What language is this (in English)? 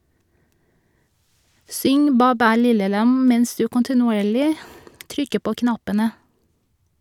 Norwegian